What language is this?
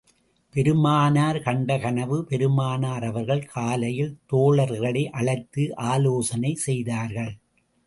Tamil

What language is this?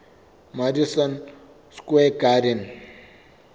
Southern Sotho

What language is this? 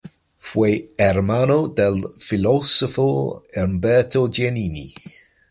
Spanish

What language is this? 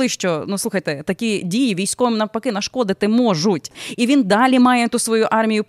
Ukrainian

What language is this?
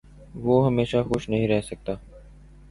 Urdu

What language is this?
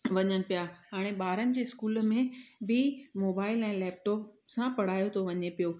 Sindhi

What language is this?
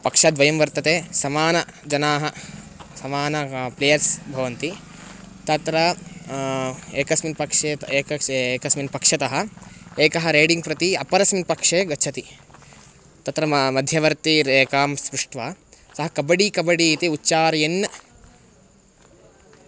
Sanskrit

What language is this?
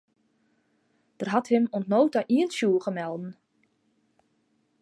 Western Frisian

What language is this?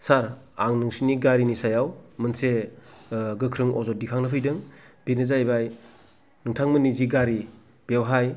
Bodo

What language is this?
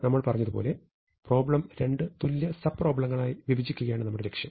Malayalam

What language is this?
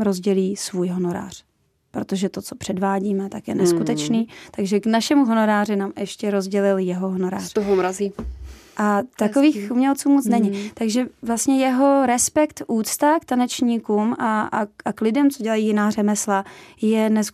Czech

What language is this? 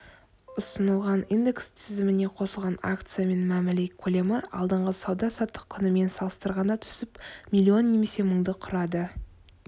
Kazakh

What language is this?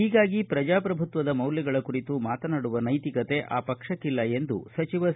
Kannada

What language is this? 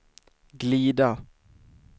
Swedish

